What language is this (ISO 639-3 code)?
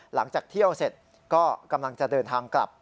tha